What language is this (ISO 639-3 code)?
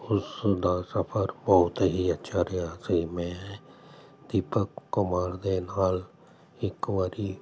pan